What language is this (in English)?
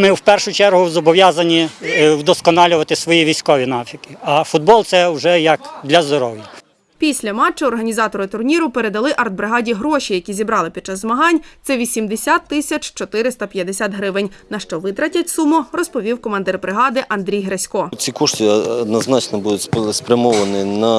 Ukrainian